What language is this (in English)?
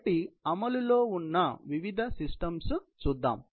Telugu